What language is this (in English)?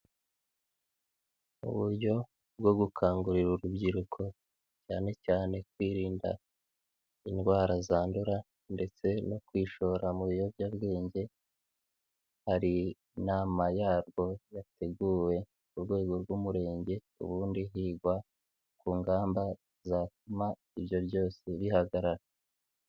Kinyarwanda